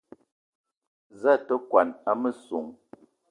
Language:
Eton (Cameroon)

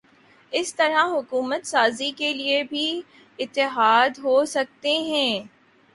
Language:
Urdu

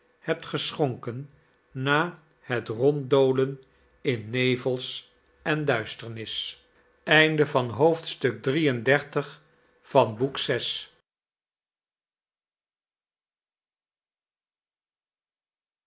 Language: Dutch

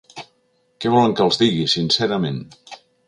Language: Catalan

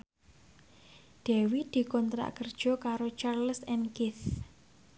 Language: Javanese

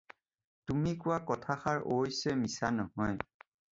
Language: Assamese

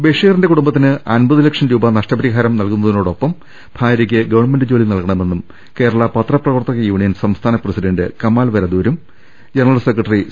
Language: Malayalam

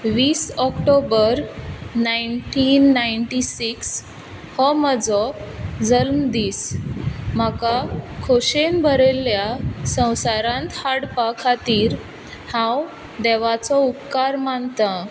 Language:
Konkani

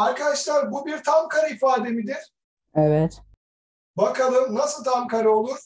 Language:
Turkish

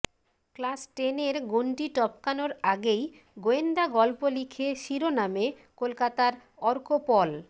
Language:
Bangla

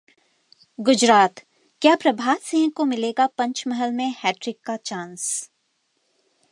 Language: Hindi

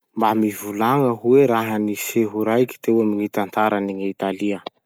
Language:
Masikoro Malagasy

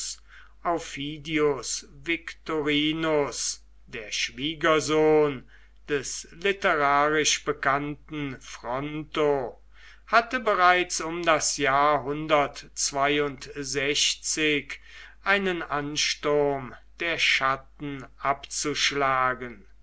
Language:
German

